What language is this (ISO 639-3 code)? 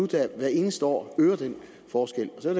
dan